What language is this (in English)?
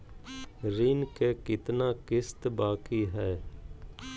Magahi